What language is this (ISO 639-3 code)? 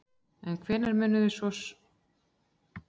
isl